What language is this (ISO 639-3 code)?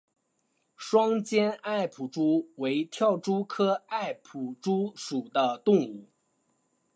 zho